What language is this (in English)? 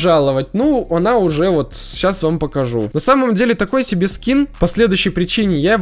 Russian